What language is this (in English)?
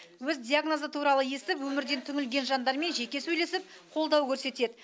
Kazakh